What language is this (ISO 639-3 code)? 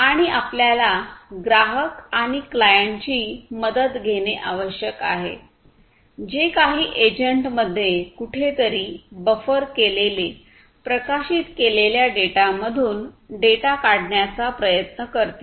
mar